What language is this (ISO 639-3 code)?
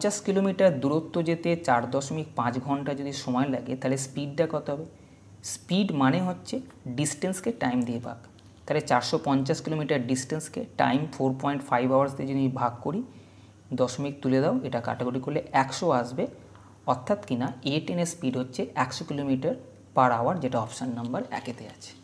ben